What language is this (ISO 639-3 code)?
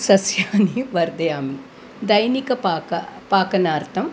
san